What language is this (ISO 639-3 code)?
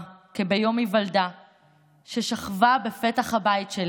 heb